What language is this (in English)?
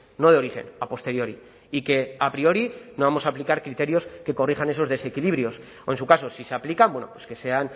Spanish